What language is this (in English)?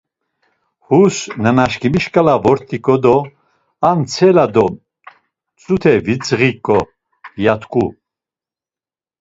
Laz